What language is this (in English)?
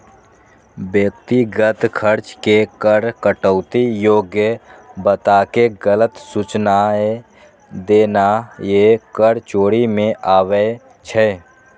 Maithili